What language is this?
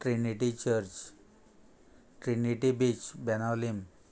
Konkani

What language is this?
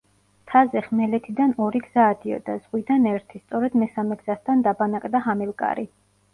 Georgian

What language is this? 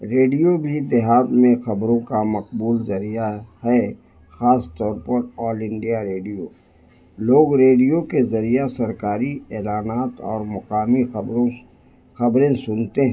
Urdu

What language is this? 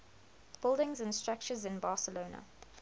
English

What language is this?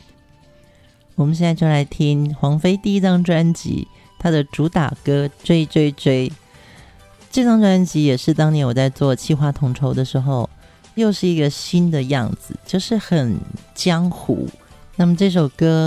Chinese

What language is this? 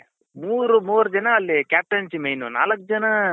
Kannada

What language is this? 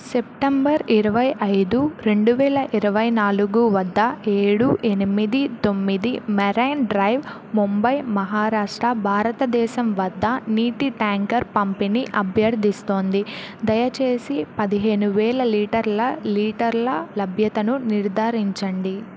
Telugu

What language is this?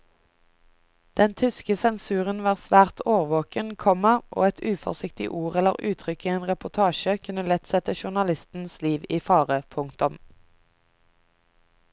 Norwegian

